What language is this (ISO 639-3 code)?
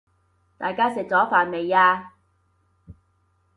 yue